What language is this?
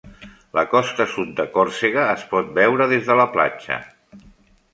Catalan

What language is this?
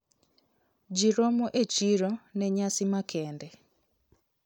Luo (Kenya and Tanzania)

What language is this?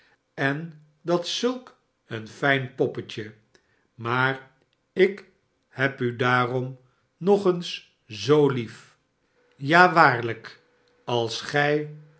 Dutch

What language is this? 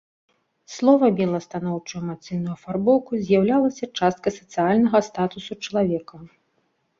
Belarusian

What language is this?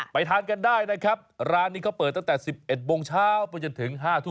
Thai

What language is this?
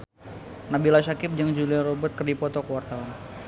Sundanese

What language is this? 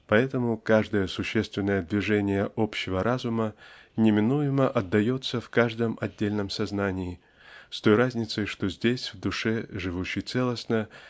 Russian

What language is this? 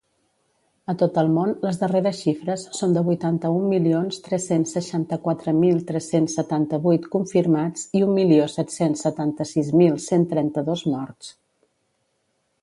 Catalan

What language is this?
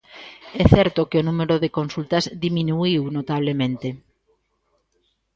Galician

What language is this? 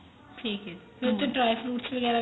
Punjabi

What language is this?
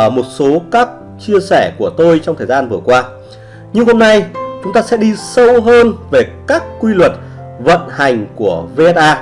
Vietnamese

